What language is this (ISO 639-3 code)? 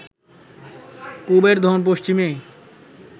ben